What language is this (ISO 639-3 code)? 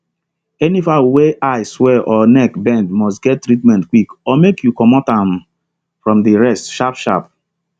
pcm